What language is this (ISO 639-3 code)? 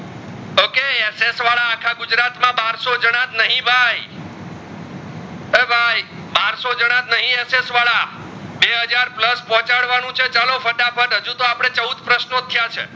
guj